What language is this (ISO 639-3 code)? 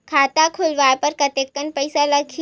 hne